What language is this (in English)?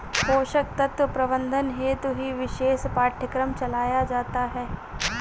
Hindi